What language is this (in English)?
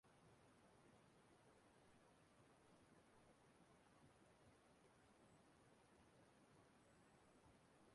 Igbo